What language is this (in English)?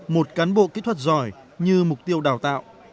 Vietnamese